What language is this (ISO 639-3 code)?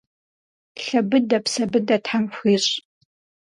kbd